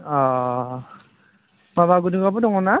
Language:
Bodo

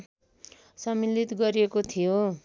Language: Nepali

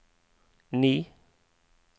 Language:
Norwegian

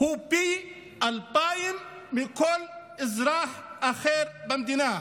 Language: Hebrew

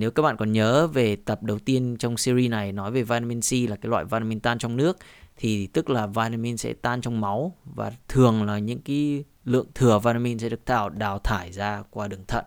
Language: Vietnamese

